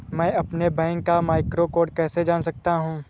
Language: Hindi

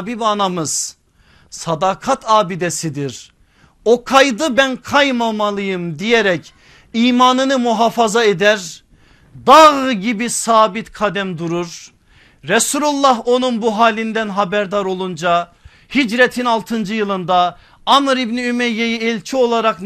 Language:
Turkish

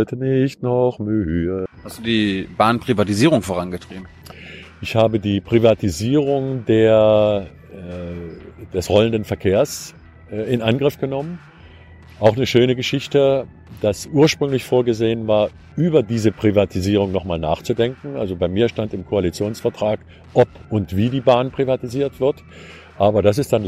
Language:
German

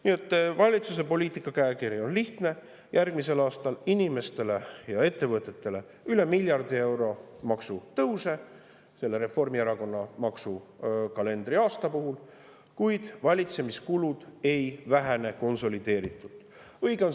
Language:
Estonian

